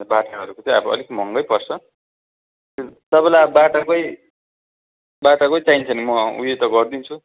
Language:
Nepali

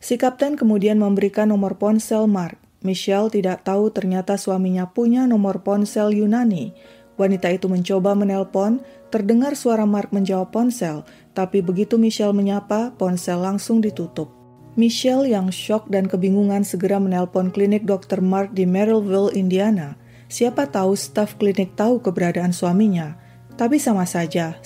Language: Indonesian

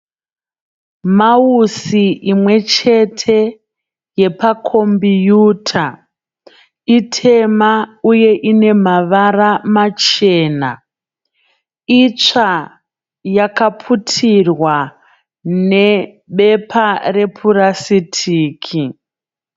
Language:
Shona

